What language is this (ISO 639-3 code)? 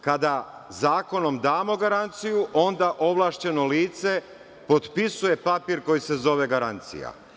srp